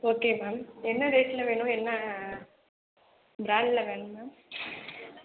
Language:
Tamil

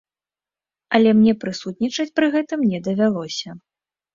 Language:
Belarusian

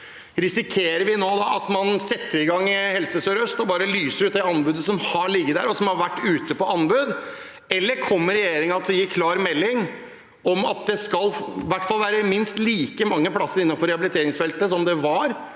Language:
Norwegian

